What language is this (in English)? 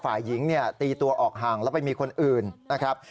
Thai